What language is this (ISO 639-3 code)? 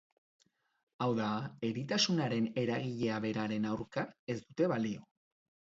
eus